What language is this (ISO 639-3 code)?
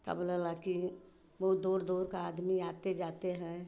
hin